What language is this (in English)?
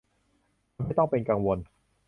Thai